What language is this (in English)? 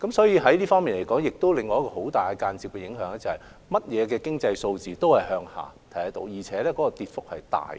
Cantonese